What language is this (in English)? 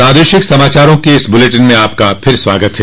Hindi